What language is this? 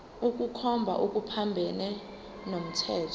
Zulu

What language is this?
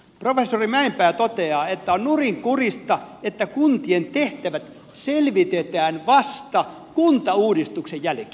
Finnish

